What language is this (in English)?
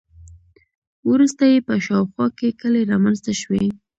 Pashto